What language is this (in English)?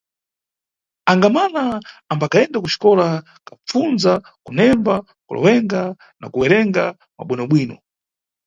Nyungwe